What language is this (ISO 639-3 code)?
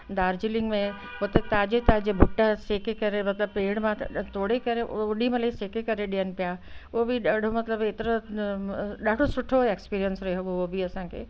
snd